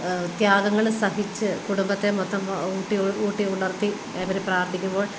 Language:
Malayalam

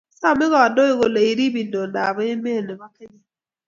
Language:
Kalenjin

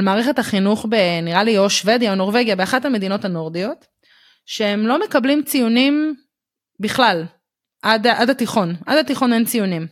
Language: Hebrew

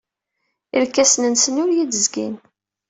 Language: Kabyle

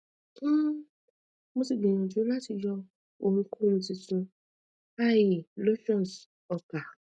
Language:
Yoruba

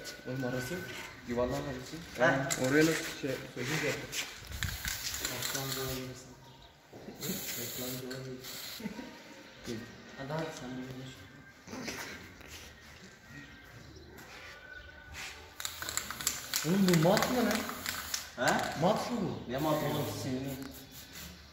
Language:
Turkish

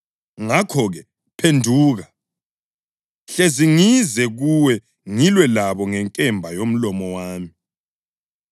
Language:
North Ndebele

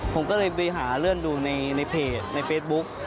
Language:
Thai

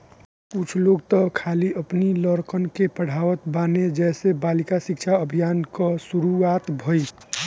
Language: Bhojpuri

